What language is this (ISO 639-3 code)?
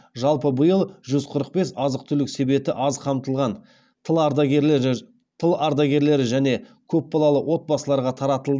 kaz